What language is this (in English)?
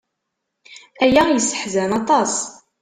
Kabyle